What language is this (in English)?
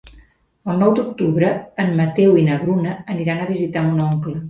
Catalan